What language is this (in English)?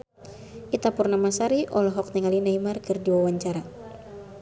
Sundanese